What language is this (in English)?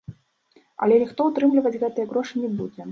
Belarusian